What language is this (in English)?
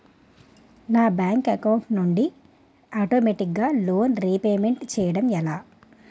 Telugu